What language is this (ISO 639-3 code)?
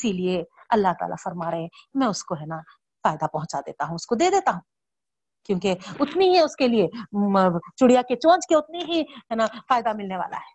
urd